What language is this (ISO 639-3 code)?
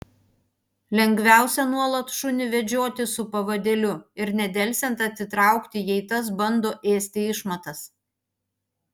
lit